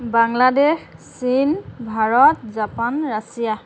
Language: Assamese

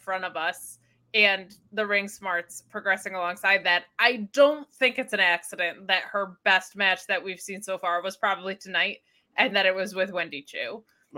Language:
English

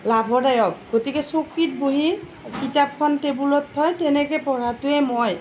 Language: Assamese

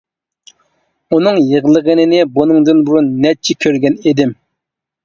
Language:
Uyghur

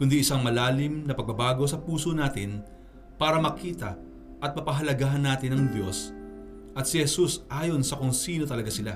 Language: Filipino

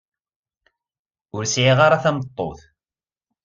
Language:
Kabyle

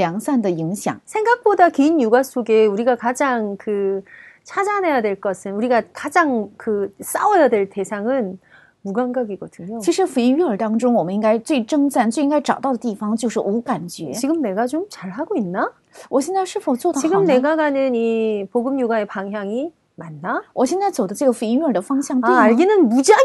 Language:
Korean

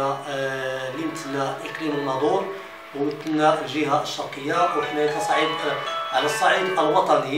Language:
Arabic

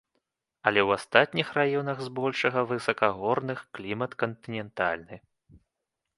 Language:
Belarusian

